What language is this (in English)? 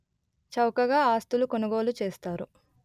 Telugu